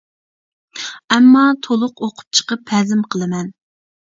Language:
Uyghur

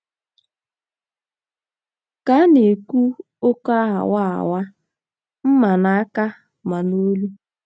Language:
Igbo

